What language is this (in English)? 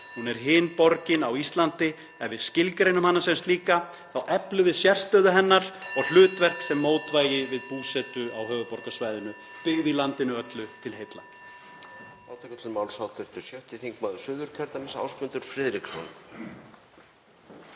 Icelandic